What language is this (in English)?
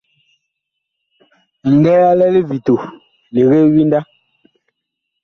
Bakoko